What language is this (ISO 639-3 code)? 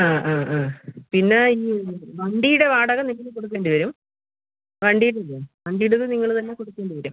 mal